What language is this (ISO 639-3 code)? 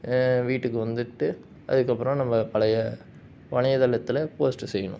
tam